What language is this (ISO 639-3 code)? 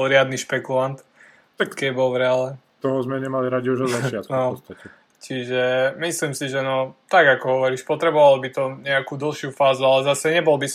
slk